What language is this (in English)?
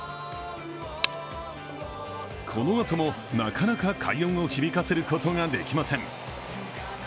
Japanese